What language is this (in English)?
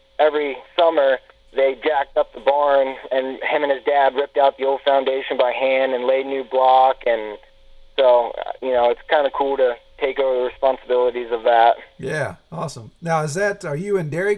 English